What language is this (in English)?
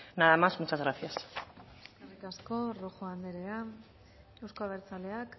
Basque